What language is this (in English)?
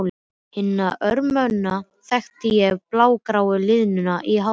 Icelandic